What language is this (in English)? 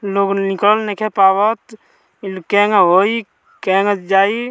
Bhojpuri